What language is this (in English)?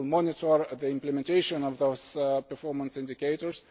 English